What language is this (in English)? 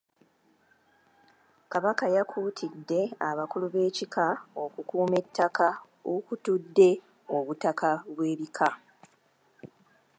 Ganda